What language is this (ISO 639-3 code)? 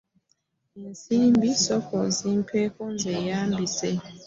lug